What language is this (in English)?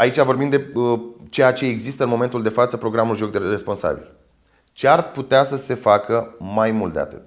Romanian